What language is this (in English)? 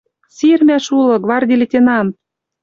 Western Mari